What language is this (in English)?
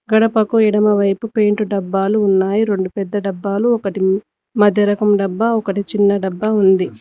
Telugu